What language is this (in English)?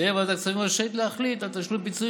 Hebrew